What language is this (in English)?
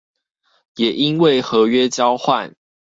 Chinese